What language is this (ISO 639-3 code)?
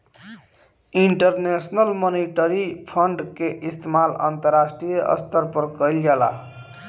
bho